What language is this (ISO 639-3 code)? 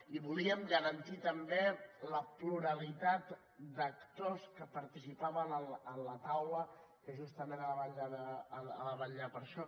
cat